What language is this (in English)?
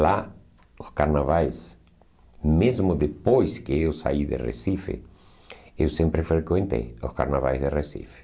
Portuguese